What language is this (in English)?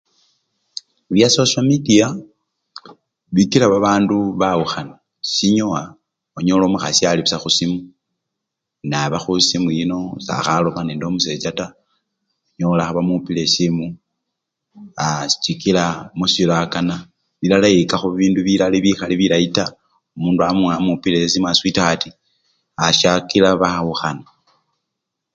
Luyia